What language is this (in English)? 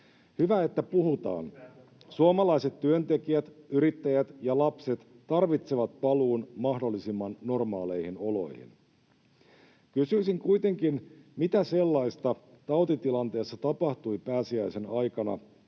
Finnish